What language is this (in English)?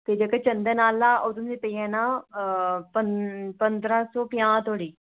Dogri